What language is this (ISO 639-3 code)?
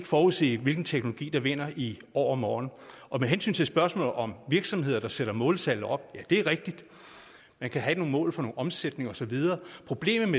dan